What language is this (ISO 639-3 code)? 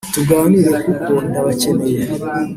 kin